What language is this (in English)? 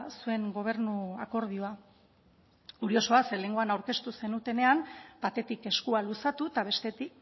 Basque